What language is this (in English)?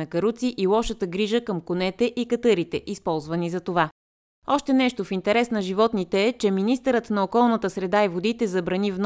Bulgarian